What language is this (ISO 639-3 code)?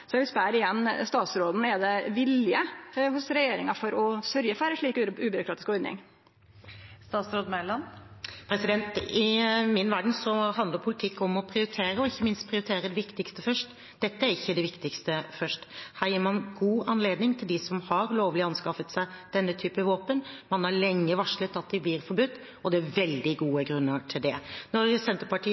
nor